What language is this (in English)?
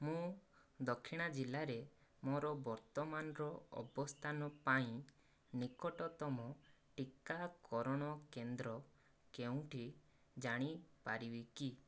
Odia